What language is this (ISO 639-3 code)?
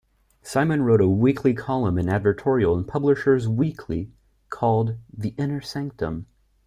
eng